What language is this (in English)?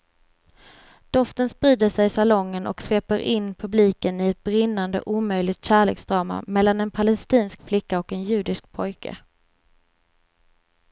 Swedish